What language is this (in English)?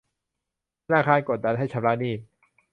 Thai